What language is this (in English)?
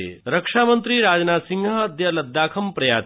Sanskrit